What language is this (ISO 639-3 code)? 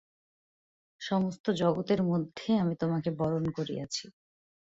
ben